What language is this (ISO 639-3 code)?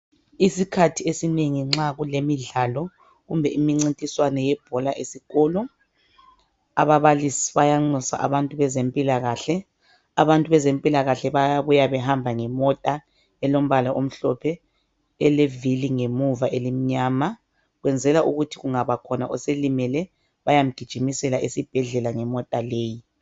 nde